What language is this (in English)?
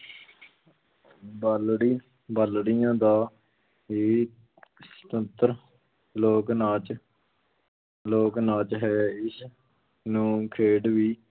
Punjabi